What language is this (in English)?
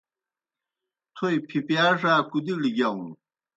Kohistani Shina